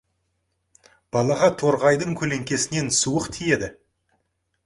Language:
Kazakh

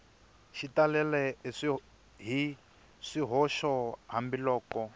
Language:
Tsonga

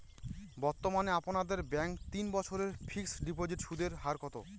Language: Bangla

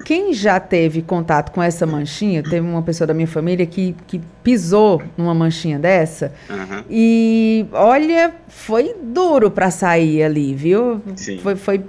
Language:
Portuguese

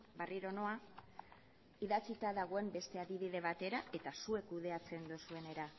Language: Basque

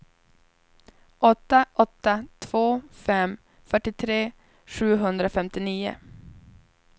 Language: Swedish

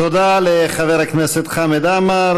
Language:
Hebrew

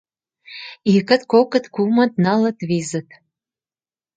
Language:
Mari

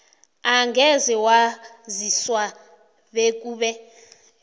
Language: South Ndebele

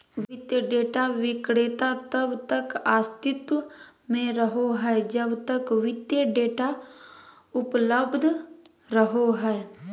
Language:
Magahi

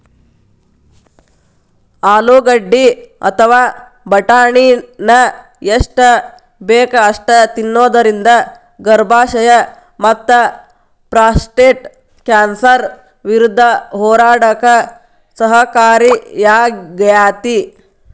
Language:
Kannada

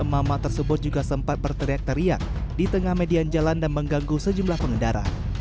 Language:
Indonesian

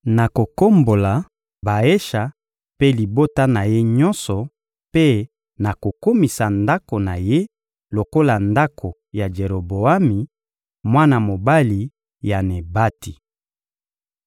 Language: Lingala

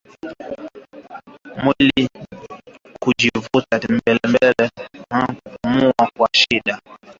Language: Swahili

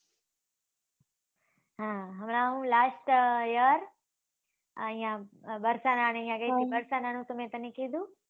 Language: Gujarati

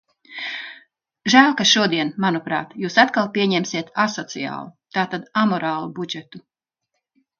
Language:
Latvian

